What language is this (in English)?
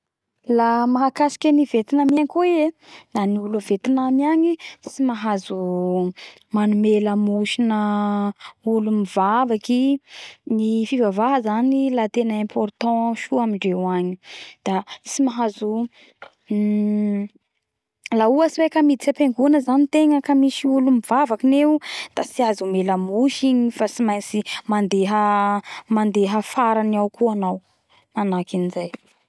Bara Malagasy